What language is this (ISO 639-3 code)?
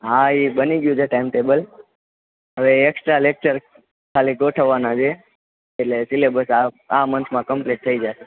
guj